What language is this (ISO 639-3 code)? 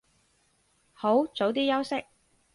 yue